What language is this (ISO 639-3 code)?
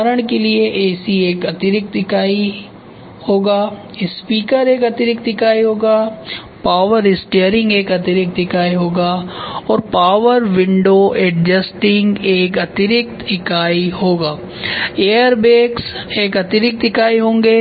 hin